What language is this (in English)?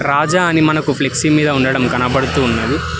Telugu